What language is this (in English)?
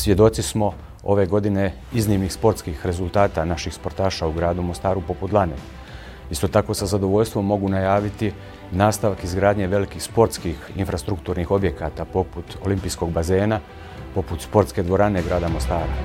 Croatian